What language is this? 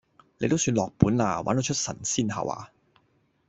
Cantonese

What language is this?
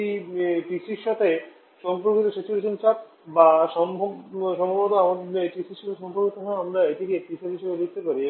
Bangla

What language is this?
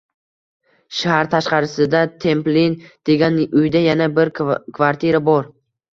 Uzbek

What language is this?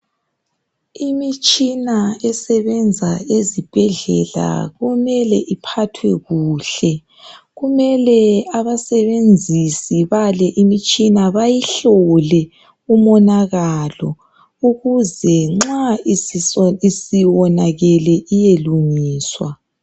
North Ndebele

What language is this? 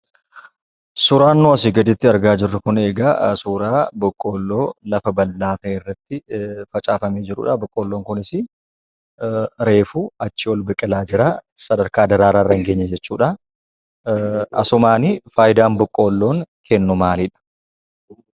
Oromo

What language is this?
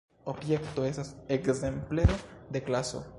Esperanto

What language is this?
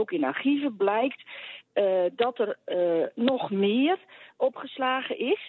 Dutch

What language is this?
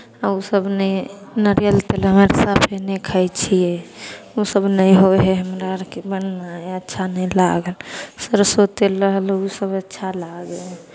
Maithili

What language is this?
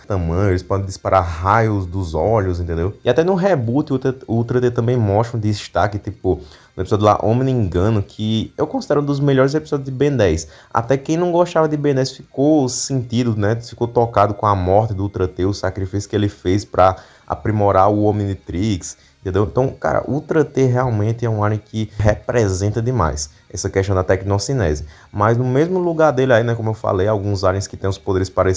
Portuguese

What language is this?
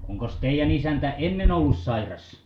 Finnish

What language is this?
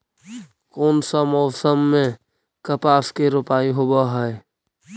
Magahi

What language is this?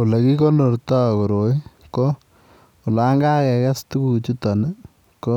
Kalenjin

